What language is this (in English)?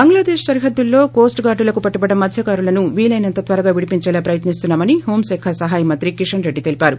Telugu